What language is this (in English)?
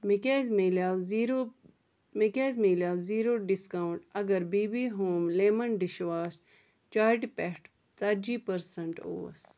Kashmiri